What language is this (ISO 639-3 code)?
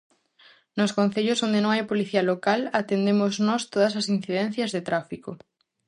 glg